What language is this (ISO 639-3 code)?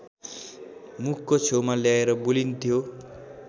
nep